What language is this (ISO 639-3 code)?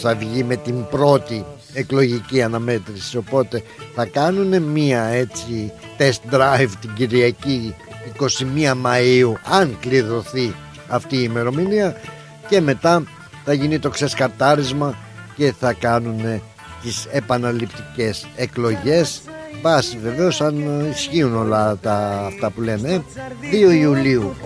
ell